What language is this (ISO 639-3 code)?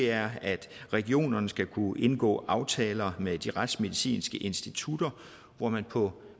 dan